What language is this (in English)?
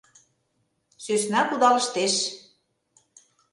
Mari